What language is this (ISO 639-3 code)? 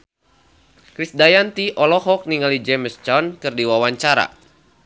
sun